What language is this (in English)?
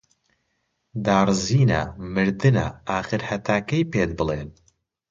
Central Kurdish